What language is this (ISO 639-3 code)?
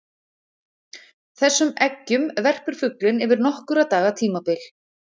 isl